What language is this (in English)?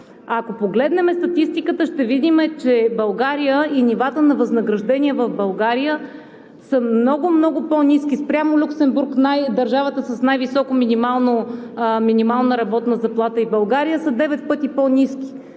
Bulgarian